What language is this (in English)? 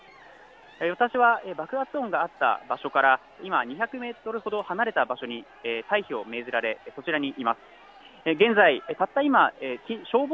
Japanese